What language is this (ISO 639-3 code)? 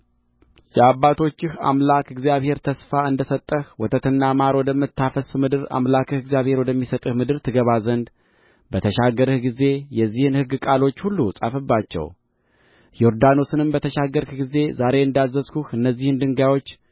amh